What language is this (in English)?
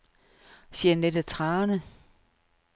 Danish